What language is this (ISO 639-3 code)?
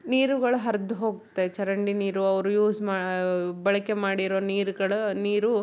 kan